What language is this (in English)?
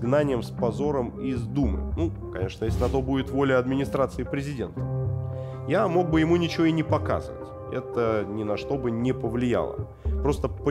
Russian